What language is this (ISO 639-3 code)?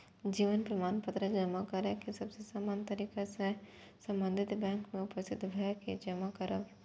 mai